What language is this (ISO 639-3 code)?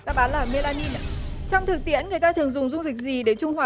vie